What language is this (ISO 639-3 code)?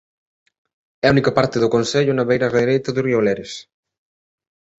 glg